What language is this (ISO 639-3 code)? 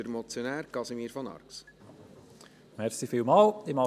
gsw